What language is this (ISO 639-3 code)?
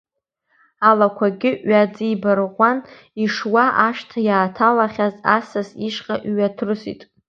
abk